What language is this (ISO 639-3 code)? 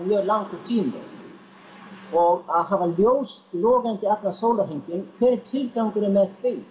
isl